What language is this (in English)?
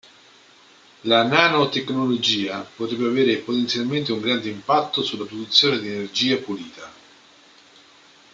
Italian